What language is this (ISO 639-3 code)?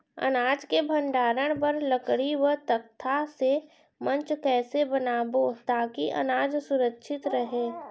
hne